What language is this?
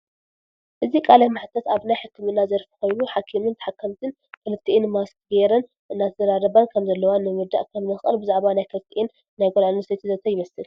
Tigrinya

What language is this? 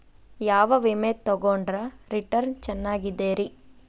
Kannada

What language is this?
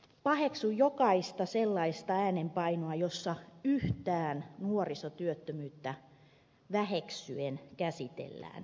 Finnish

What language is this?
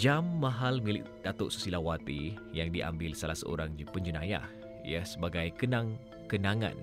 Malay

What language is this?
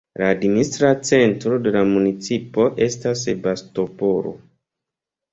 Esperanto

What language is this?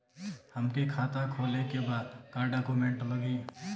Bhojpuri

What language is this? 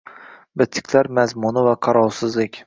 Uzbek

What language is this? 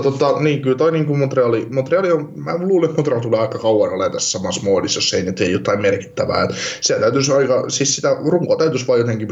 Finnish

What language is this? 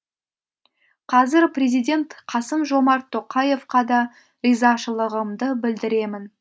Kazakh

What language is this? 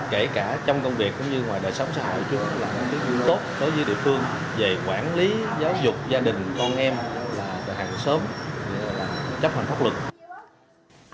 Vietnamese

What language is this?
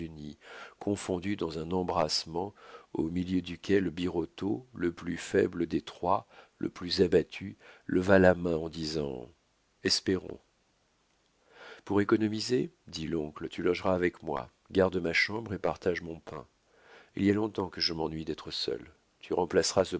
French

